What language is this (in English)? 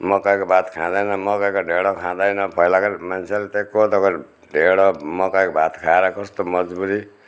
Nepali